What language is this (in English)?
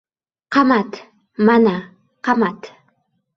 Uzbek